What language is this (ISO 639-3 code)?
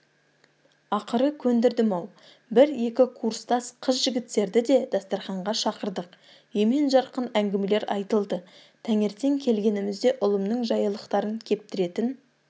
kaz